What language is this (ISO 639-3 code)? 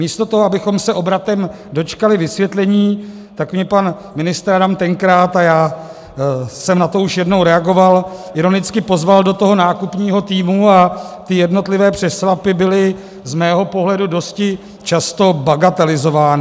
ces